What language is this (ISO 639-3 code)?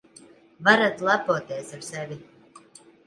lav